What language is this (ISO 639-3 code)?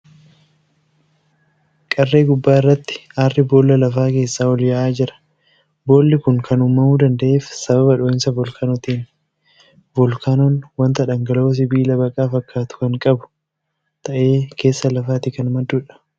orm